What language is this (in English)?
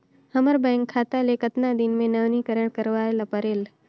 Chhattisgarhi